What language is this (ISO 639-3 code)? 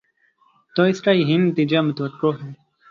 urd